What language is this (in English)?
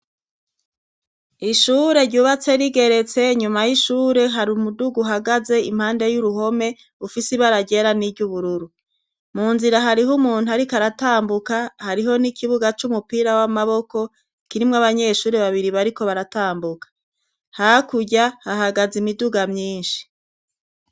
Rundi